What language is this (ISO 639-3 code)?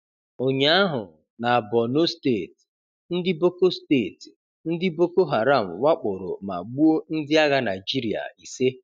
ibo